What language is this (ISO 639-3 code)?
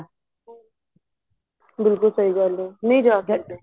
pan